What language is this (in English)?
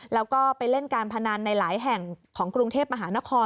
Thai